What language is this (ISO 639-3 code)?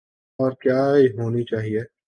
urd